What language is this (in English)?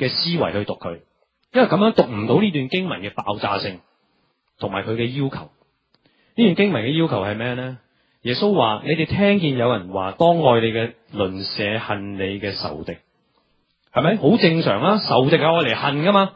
Chinese